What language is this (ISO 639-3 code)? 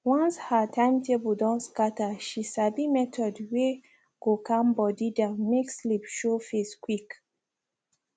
pcm